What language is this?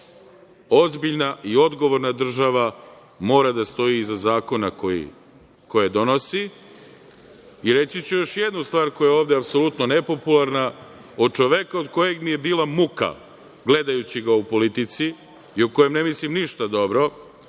Serbian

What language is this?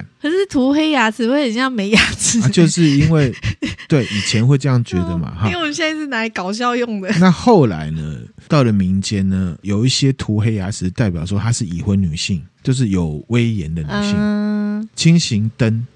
Chinese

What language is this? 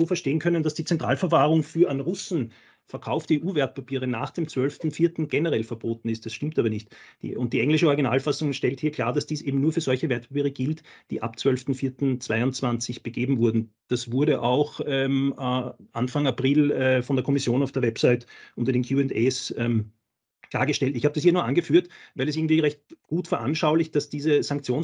German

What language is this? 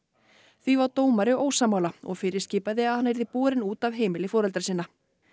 Icelandic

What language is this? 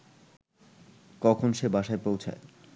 Bangla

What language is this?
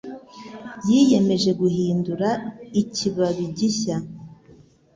Kinyarwanda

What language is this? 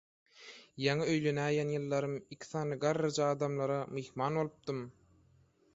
Turkmen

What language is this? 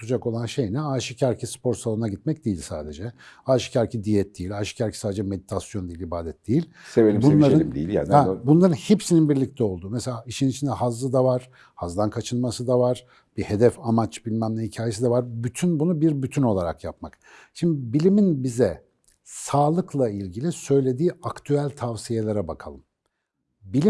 Turkish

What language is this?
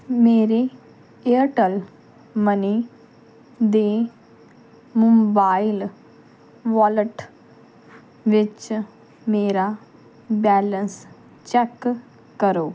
Punjabi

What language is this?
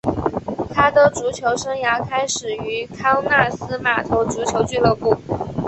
Chinese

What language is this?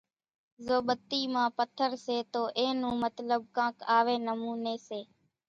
Kachi Koli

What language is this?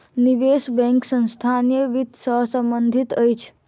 Maithili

